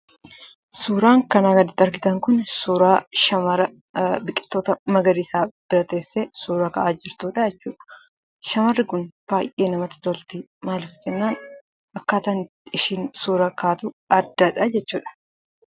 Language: Oromo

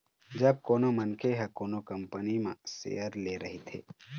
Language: Chhattisgarhi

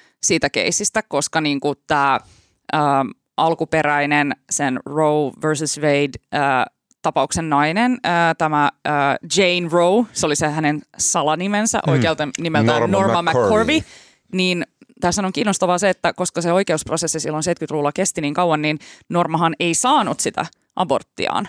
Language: Finnish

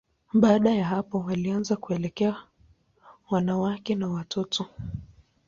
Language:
Swahili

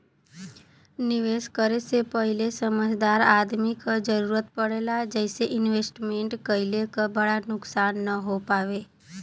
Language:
Bhojpuri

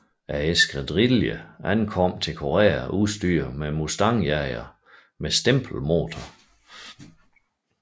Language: Danish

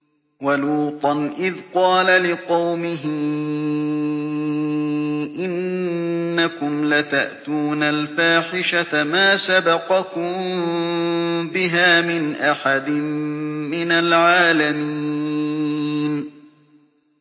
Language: Arabic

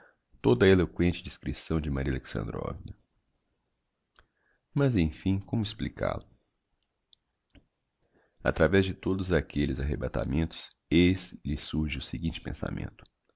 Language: Portuguese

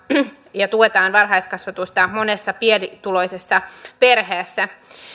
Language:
Finnish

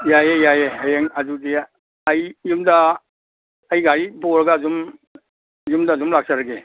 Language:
Manipuri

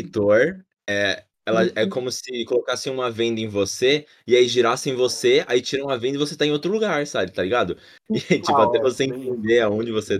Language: Portuguese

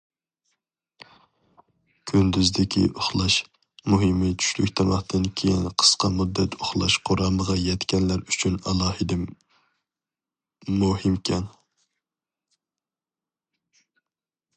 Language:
Uyghur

